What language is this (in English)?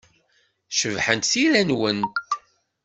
Kabyle